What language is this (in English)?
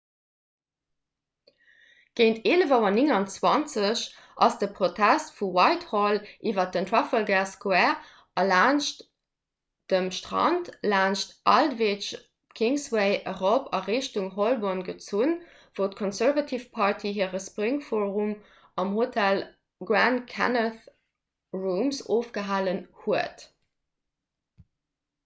Luxembourgish